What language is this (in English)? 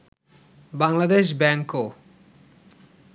Bangla